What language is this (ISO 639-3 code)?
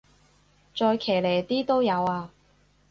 yue